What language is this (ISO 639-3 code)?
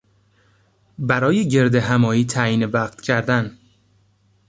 fas